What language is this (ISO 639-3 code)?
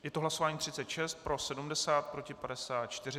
ces